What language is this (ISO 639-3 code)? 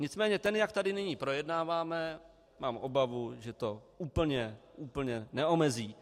ces